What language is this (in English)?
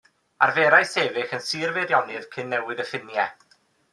Welsh